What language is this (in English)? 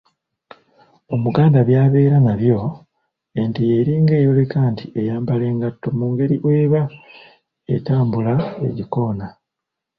Ganda